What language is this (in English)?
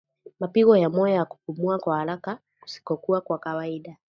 Swahili